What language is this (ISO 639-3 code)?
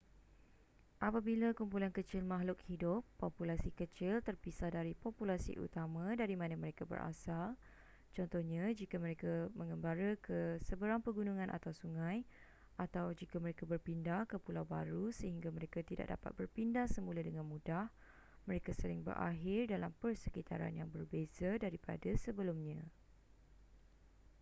msa